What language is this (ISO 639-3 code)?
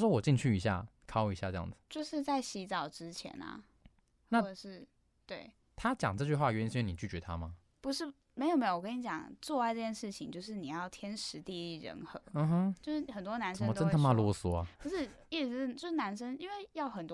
zho